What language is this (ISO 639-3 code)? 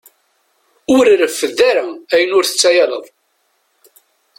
kab